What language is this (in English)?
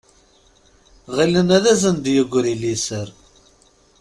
Kabyle